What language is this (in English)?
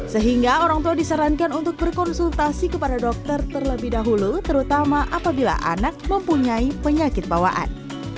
Indonesian